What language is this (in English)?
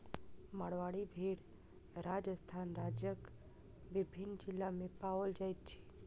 Maithili